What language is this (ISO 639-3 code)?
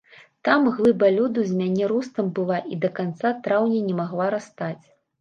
bel